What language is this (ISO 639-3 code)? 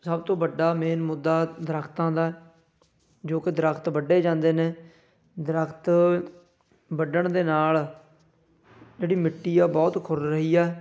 pan